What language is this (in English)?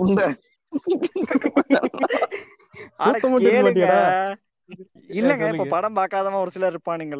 Tamil